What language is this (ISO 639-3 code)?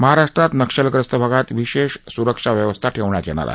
mar